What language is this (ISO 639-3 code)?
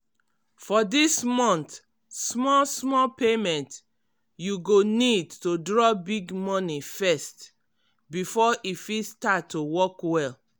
pcm